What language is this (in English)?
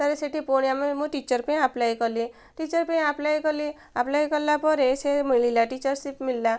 Odia